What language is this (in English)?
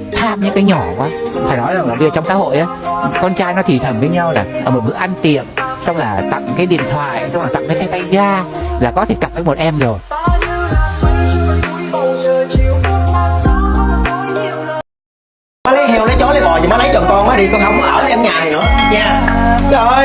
Vietnamese